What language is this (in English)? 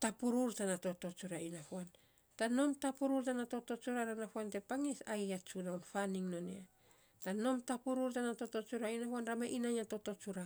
Saposa